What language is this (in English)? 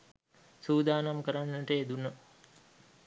Sinhala